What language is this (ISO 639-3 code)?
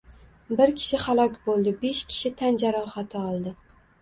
uzb